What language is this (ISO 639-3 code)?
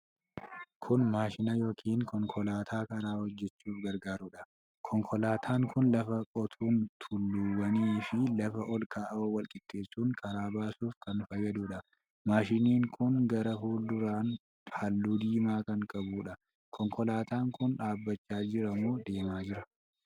orm